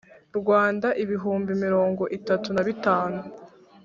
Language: Kinyarwanda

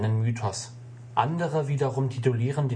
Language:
German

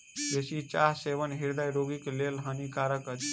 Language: Maithili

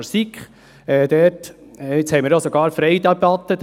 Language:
Swiss German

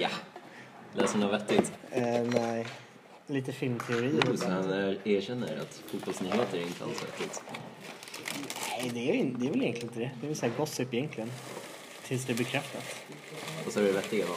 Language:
Swedish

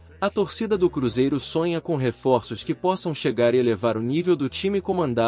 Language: Portuguese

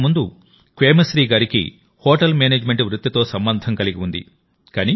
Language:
Telugu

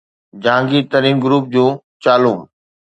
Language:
Sindhi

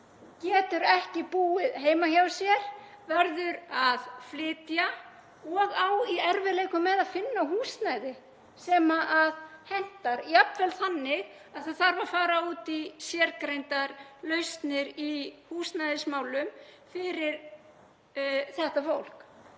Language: Icelandic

